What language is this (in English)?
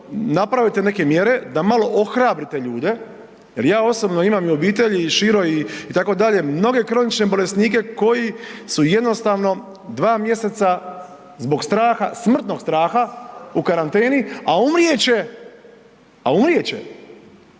Croatian